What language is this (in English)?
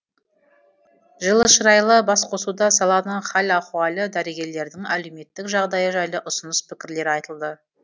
Kazakh